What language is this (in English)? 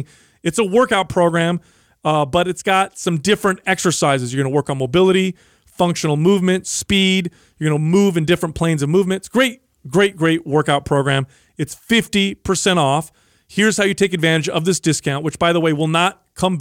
English